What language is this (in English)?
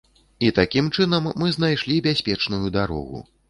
Belarusian